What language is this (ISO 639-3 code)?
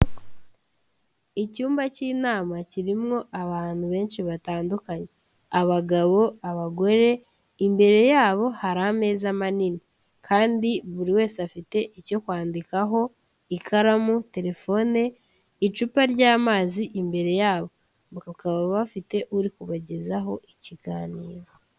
kin